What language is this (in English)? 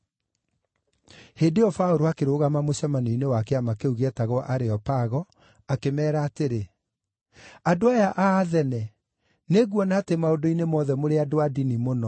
Kikuyu